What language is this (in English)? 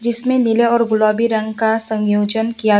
Hindi